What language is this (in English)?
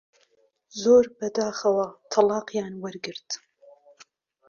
Central Kurdish